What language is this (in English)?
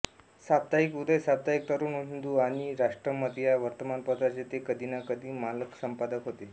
Marathi